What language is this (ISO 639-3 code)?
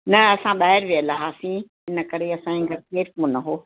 snd